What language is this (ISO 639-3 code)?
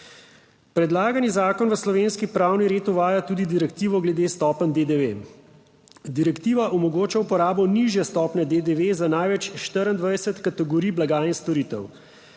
slv